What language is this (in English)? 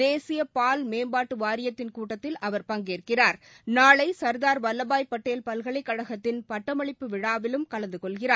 Tamil